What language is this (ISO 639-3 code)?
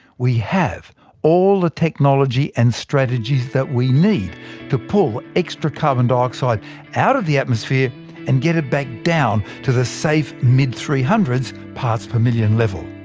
eng